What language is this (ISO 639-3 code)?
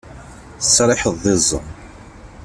kab